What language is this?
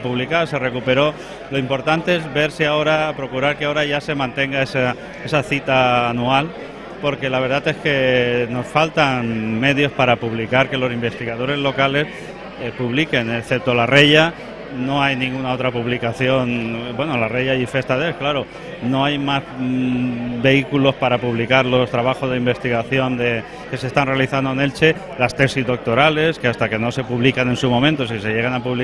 Spanish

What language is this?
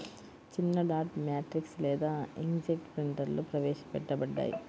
Telugu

